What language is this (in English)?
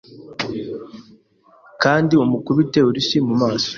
Kinyarwanda